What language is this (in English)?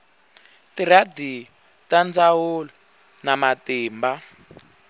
Tsonga